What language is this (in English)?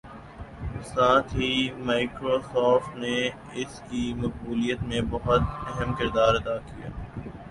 Urdu